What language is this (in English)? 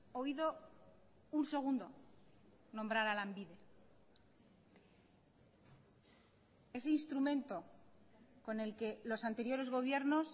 Spanish